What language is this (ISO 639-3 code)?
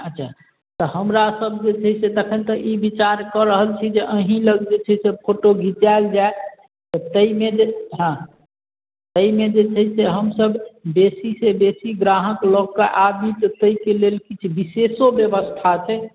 mai